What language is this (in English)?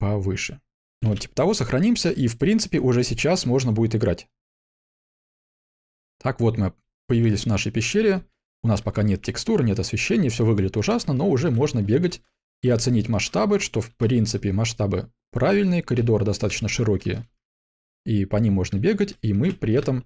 Russian